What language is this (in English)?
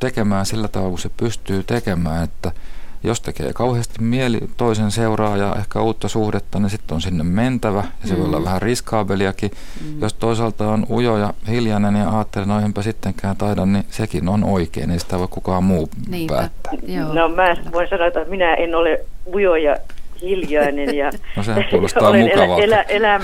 Finnish